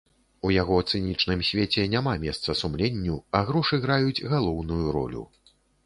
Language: Belarusian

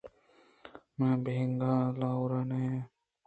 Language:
Eastern Balochi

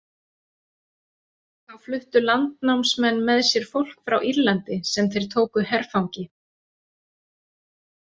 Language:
Icelandic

